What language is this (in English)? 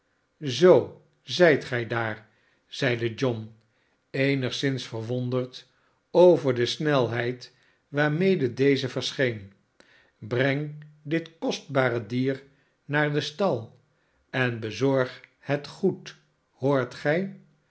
Dutch